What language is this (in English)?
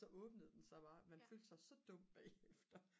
Danish